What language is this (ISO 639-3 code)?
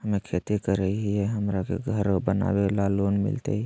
mag